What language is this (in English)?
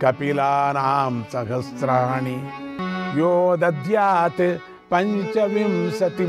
Telugu